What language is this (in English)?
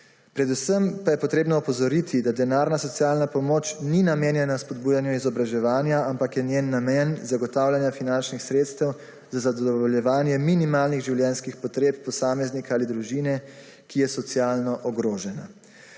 Slovenian